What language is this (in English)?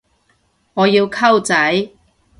Cantonese